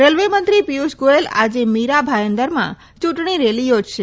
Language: Gujarati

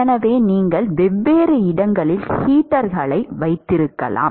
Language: Tamil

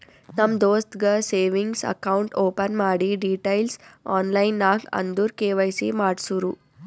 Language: Kannada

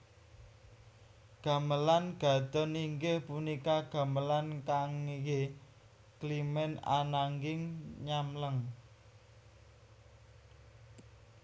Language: Javanese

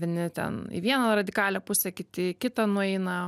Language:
Lithuanian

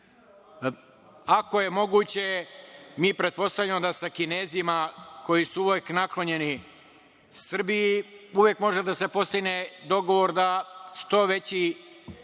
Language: Serbian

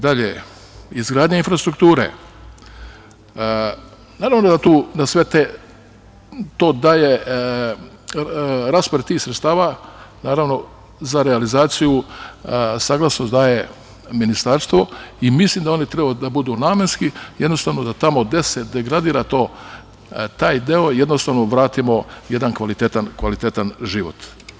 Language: Serbian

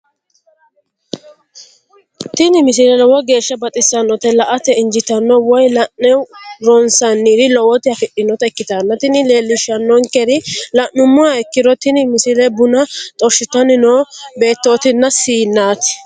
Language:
Sidamo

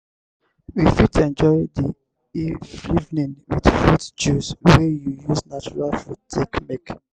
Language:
Nigerian Pidgin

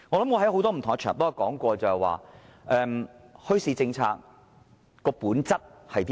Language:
Cantonese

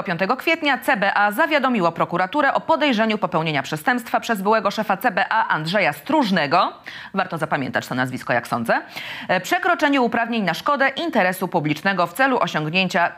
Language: Polish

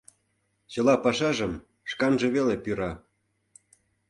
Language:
Mari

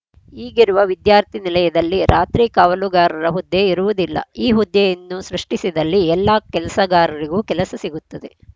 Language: Kannada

